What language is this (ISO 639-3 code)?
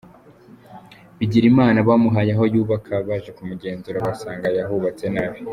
kin